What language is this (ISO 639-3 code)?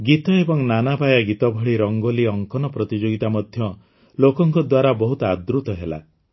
ori